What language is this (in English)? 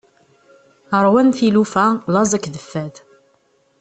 Kabyle